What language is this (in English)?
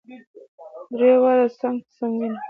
Pashto